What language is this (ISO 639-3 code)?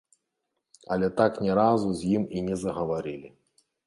bel